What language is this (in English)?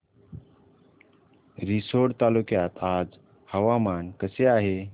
Marathi